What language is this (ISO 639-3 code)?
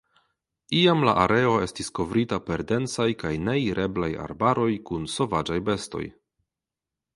epo